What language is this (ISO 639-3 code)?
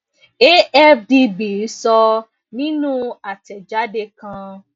yor